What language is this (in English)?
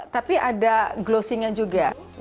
Indonesian